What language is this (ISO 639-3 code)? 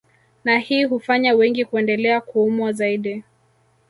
swa